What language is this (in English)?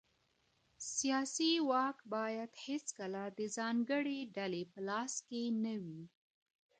Pashto